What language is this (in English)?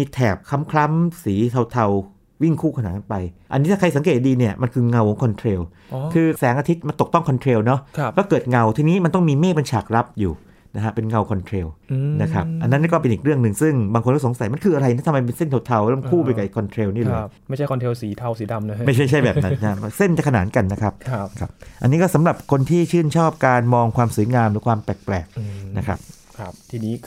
Thai